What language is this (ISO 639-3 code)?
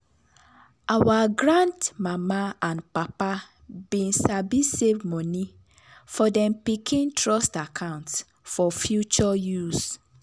pcm